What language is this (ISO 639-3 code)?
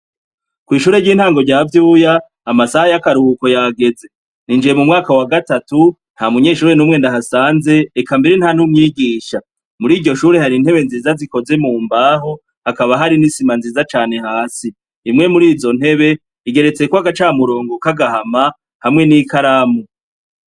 run